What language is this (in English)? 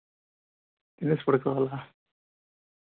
Telugu